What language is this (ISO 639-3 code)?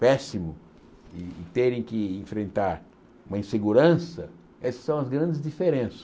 por